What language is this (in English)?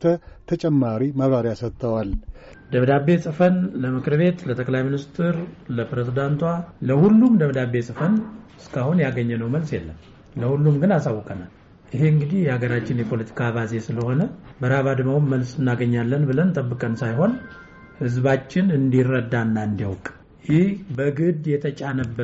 Amharic